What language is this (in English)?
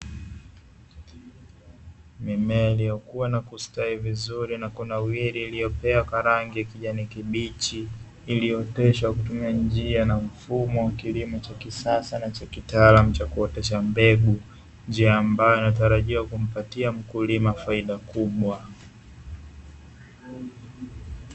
Swahili